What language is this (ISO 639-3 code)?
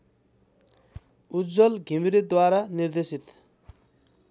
nep